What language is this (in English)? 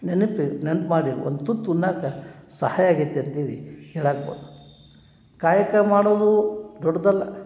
Kannada